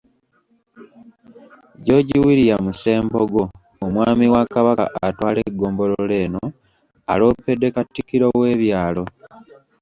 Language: Ganda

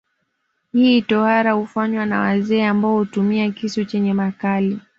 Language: Swahili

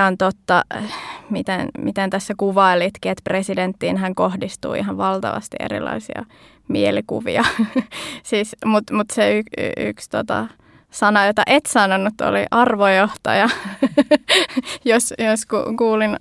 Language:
Finnish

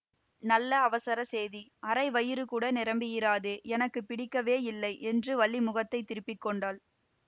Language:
Tamil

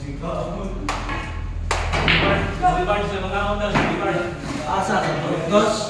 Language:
Indonesian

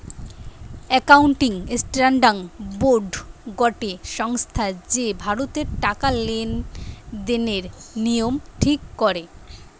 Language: Bangla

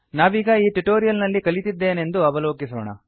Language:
Kannada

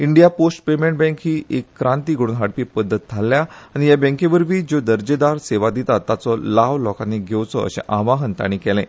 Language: Konkani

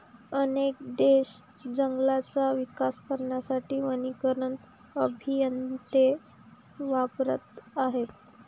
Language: Marathi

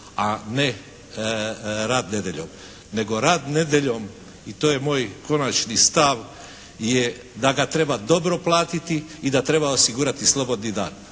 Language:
Croatian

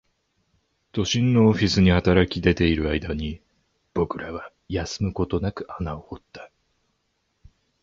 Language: Japanese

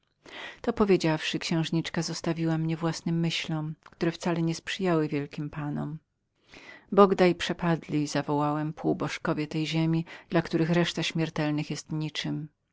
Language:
Polish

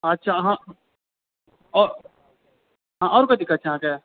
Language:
Maithili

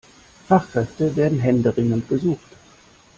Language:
German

